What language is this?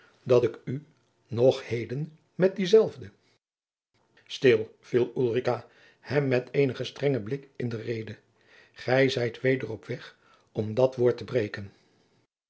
Dutch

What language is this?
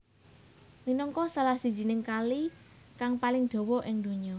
Javanese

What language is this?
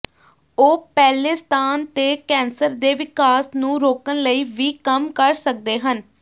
Punjabi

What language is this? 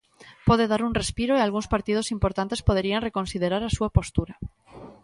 Galician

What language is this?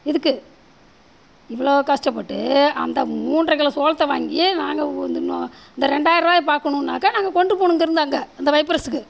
Tamil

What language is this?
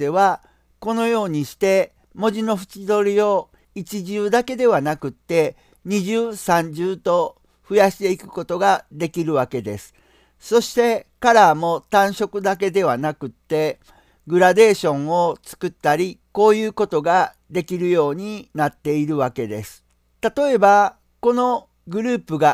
Japanese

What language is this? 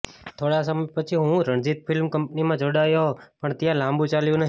Gujarati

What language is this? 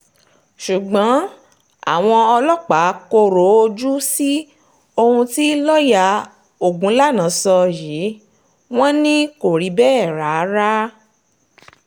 Yoruba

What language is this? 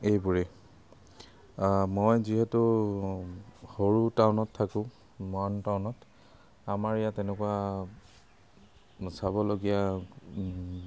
Assamese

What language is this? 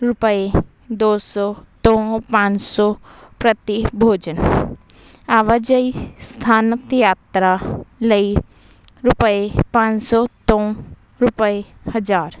Punjabi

